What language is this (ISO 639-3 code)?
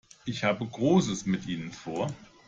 deu